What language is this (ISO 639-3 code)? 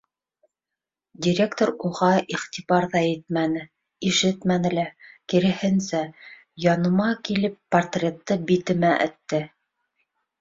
bak